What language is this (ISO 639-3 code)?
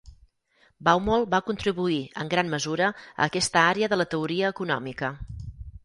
cat